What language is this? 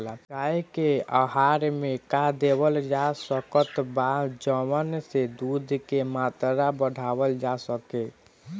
Bhojpuri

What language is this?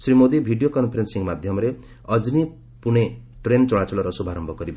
Odia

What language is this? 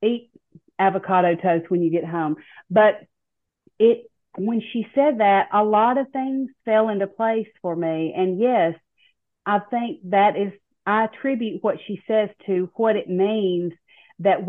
English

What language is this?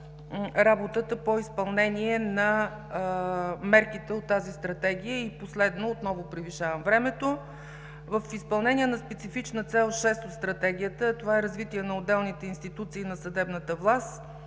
Bulgarian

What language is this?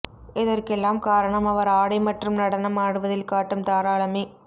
Tamil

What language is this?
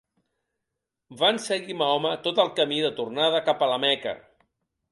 Catalan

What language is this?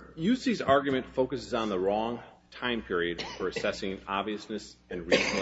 English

